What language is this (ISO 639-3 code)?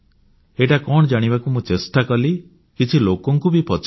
ori